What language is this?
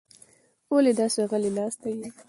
Pashto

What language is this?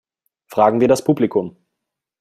German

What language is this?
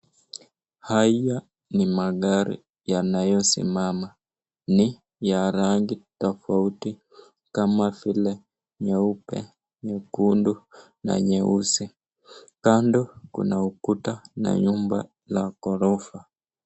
Swahili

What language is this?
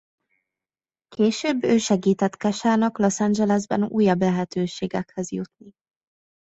Hungarian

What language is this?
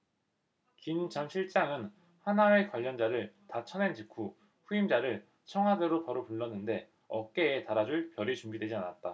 Korean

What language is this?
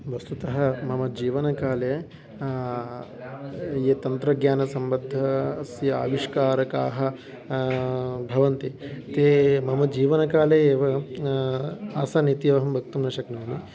Sanskrit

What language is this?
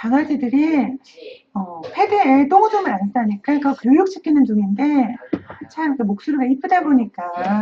Korean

